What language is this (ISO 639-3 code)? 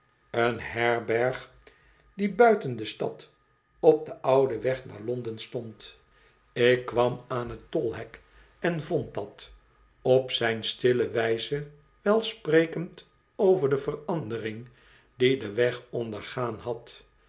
nld